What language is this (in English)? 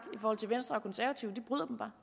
Danish